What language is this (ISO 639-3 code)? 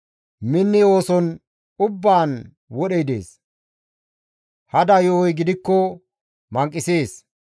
gmv